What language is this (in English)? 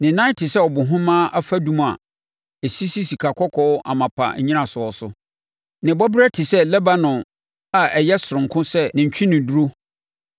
Akan